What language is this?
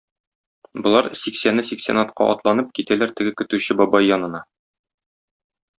Tatar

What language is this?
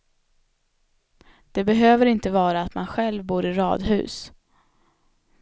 Swedish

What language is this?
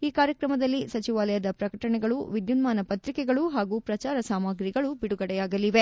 Kannada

